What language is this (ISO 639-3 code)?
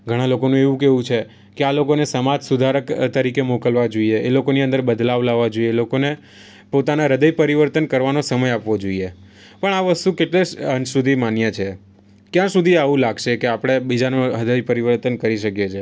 guj